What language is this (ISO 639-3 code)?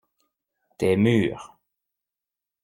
fra